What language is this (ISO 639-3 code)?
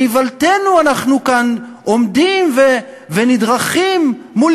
heb